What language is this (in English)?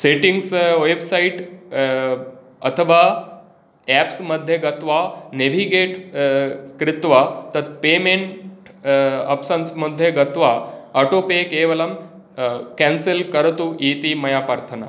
Sanskrit